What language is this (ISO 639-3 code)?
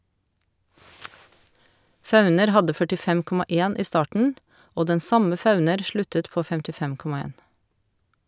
nor